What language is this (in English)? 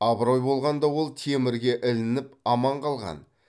Kazakh